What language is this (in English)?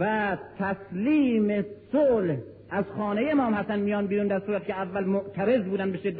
Persian